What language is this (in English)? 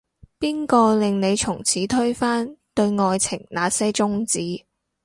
Cantonese